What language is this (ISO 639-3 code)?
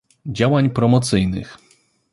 pol